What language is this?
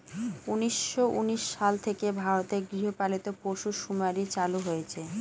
Bangla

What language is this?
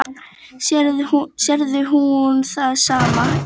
Icelandic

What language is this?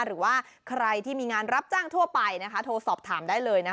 Thai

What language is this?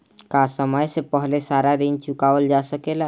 Bhojpuri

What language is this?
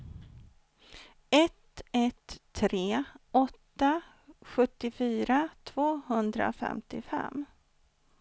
Swedish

